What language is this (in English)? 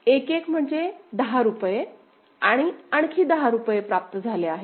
Marathi